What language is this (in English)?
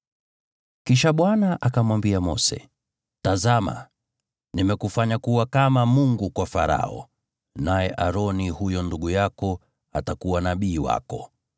Swahili